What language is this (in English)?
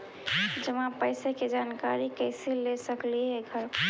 Magahi